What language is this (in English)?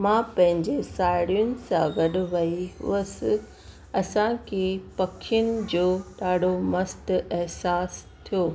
Sindhi